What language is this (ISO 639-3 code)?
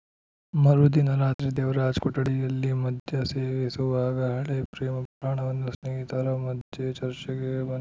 kan